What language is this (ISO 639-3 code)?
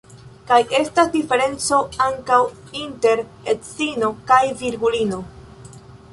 epo